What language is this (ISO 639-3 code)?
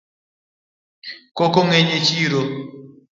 luo